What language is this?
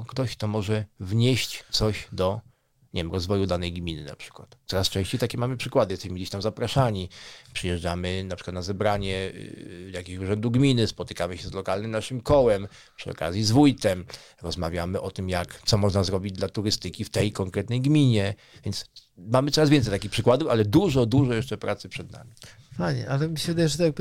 Polish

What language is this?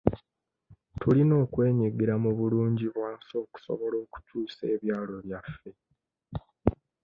Ganda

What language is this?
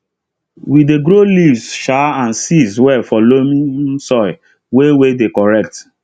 Nigerian Pidgin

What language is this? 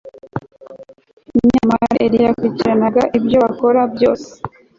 Kinyarwanda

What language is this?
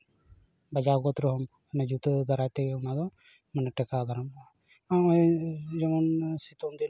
Santali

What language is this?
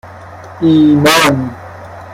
Persian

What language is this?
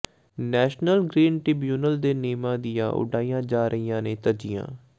Punjabi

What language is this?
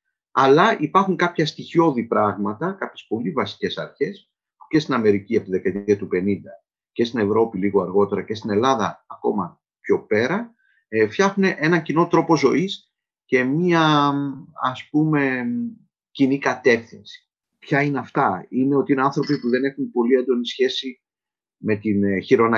Greek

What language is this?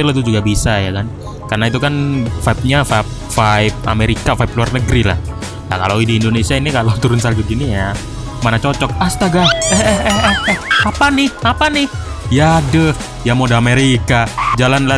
Indonesian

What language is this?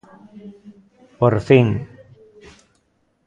Galician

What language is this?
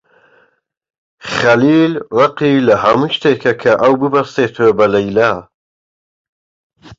Central Kurdish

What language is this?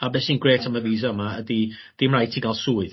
Welsh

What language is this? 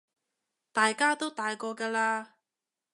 Cantonese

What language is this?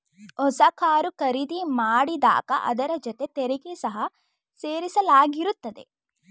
Kannada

